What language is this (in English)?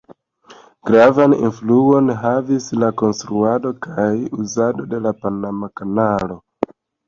Esperanto